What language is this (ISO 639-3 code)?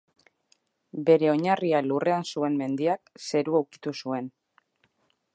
eus